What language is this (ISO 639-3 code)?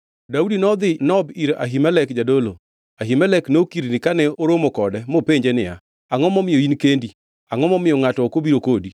luo